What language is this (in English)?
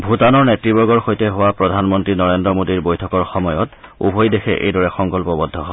Assamese